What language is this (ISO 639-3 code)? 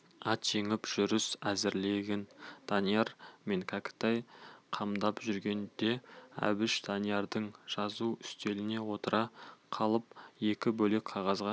kaz